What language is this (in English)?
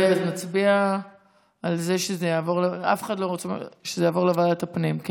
Hebrew